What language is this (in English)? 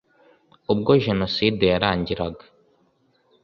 Kinyarwanda